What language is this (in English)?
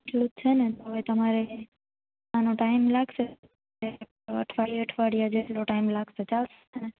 Gujarati